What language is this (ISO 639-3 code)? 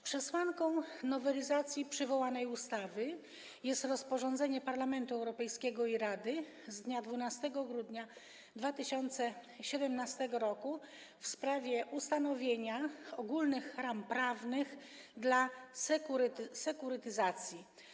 pol